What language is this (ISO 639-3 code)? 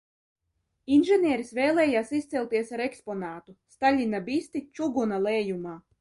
lav